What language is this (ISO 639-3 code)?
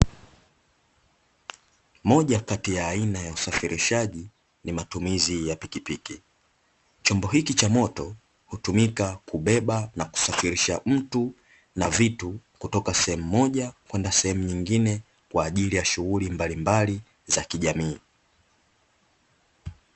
swa